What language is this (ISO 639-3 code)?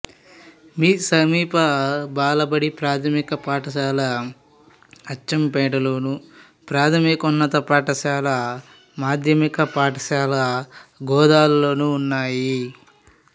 tel